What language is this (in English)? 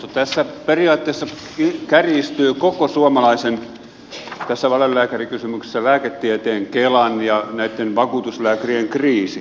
Finnish